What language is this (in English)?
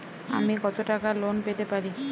Bangla